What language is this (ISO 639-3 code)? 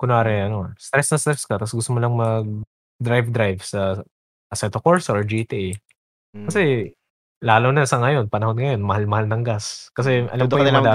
fil